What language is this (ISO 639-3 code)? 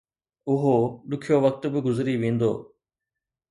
snd